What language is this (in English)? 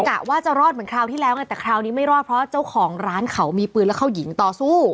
Thai